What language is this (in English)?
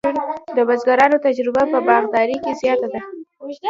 Pashto